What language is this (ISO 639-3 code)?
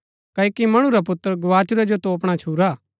gbk